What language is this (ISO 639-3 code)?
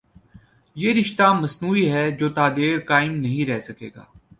urd